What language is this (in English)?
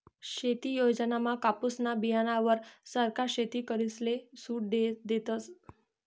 Marathi